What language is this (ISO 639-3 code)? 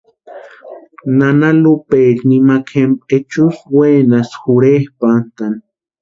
pua